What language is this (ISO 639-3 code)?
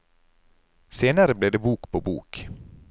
nor